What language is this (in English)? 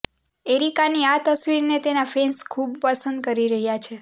Gujarati